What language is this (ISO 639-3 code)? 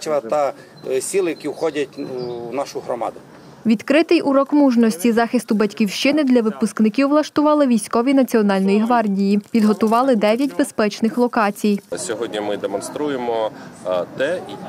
ukr